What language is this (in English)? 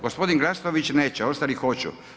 Croatian